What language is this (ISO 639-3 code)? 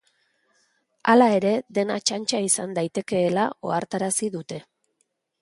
eus